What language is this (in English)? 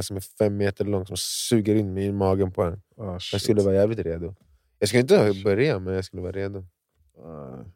Swedish